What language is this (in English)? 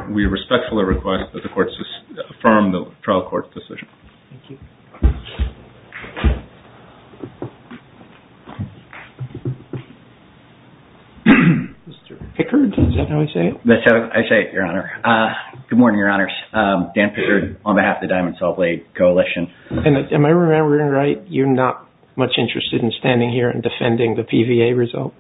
English